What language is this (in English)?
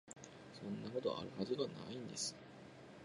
Japanese